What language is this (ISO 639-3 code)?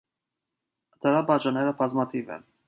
hye